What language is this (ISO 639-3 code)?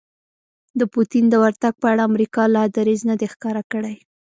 pus